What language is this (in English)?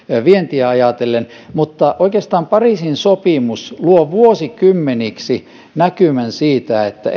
Finnish